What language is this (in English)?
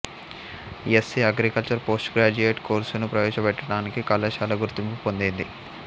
Telugu